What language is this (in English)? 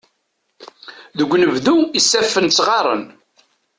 Kabyle